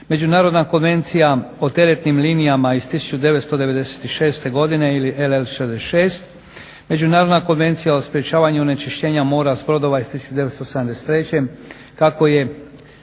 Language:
Croatian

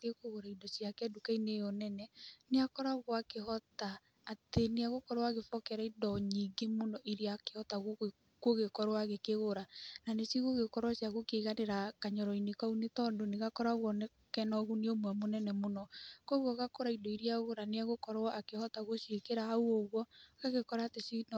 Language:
Kikuyu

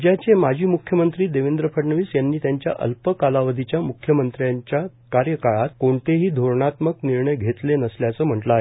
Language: Marathi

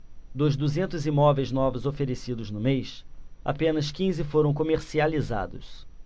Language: Portuguese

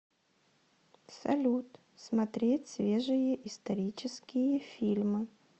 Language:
Russian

